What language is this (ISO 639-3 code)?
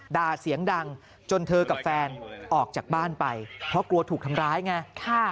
tha